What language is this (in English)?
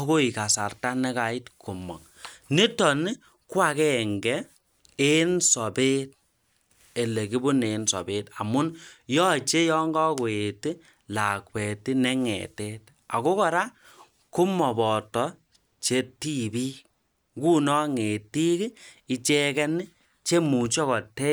Kalenjin